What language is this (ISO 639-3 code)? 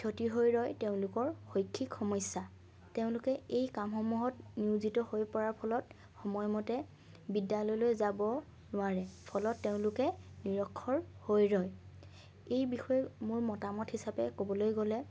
asm